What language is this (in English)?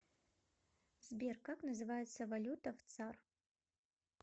Russian